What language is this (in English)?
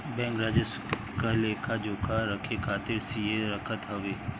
Bhojpuri